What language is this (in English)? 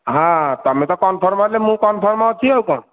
Odia